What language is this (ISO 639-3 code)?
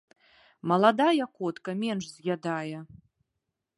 bel